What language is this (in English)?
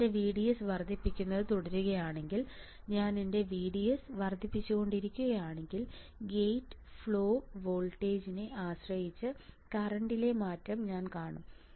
Malayalam